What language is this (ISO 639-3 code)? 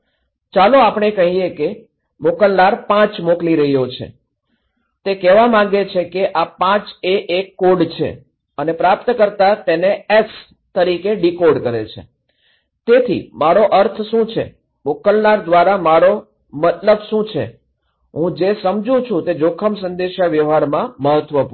guj